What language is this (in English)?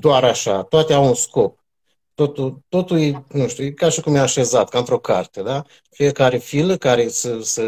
Romanian